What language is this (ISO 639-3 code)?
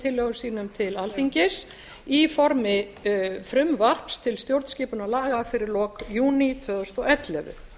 isl